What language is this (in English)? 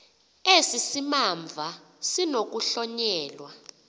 Xhosa